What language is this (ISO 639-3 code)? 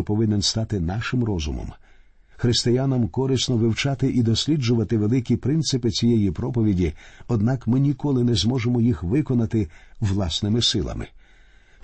ukr